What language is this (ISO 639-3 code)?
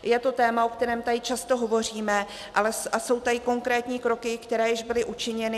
ces